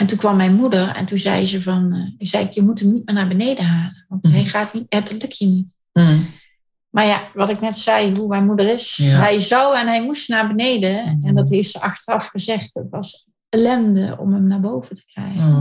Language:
Dutch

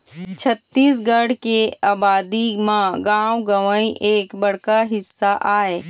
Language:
Chhattisgarhi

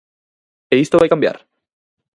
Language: Galician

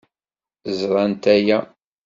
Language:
Kabyle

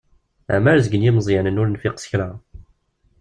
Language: Kabyle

